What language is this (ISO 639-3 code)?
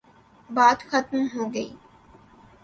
urd